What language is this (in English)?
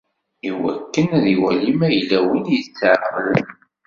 Kabyle